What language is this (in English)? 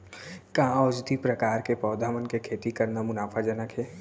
Chhattisgarhi